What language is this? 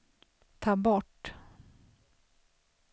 Swedish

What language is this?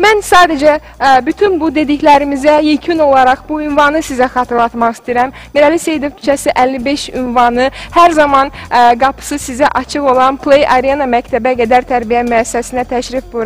Turkish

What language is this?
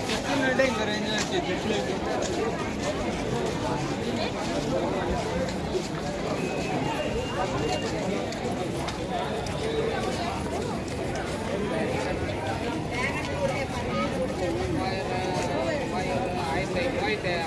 Bangla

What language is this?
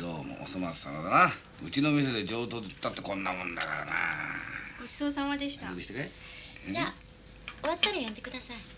Japanese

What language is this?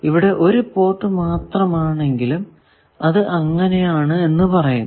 Malayalam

